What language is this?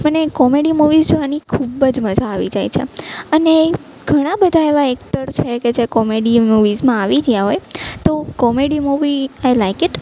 Gujarati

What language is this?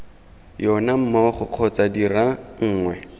Tswana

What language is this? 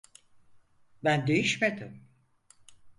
Turkish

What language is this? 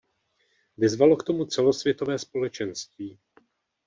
Czech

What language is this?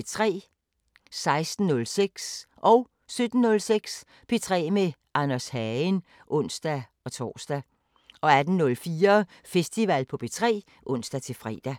Danish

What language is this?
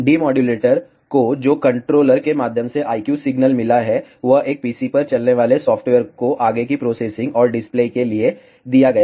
Hindi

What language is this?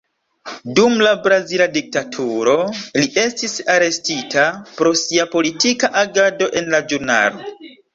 Esperanto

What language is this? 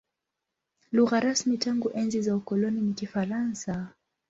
Swahili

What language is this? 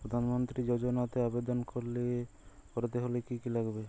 Bangla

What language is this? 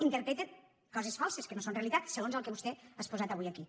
Catalan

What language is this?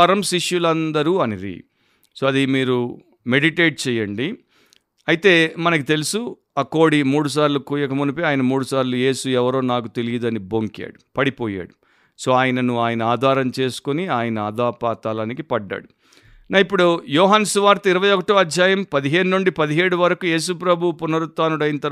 Telugu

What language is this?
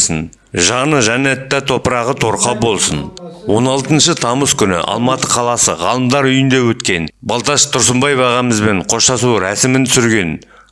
Kazakh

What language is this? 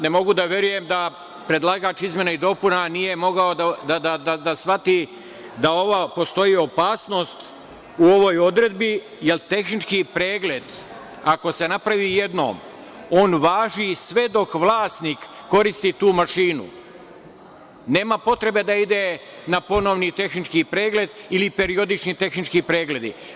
Serbian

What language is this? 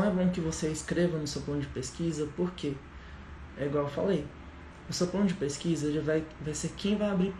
Portuguese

